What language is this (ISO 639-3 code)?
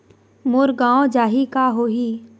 hne